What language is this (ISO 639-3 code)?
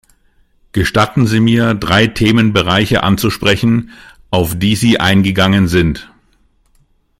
deu